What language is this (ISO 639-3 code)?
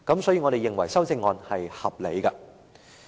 yue